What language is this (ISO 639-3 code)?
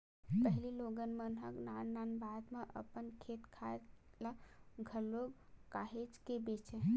hne